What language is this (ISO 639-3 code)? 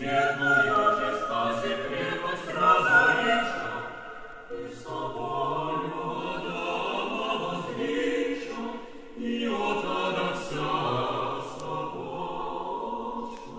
ukr